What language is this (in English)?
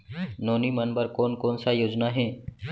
Chhattisgarhi